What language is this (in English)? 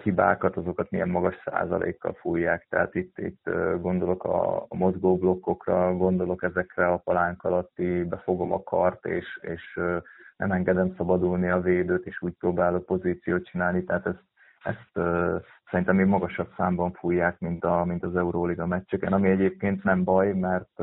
Hungarian